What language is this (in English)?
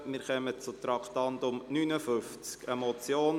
Swiss German